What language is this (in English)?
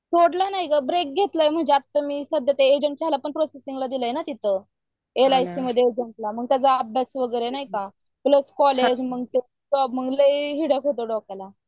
Marathi